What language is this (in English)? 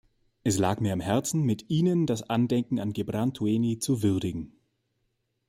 German